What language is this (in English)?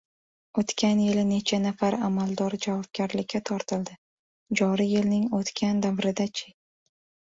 Uzbek